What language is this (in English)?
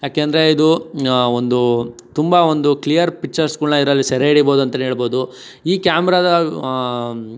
Kannada